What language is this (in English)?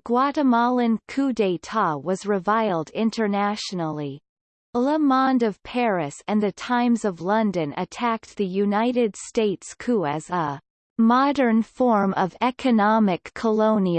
English